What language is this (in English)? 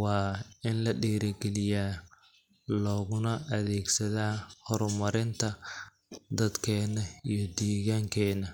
Somali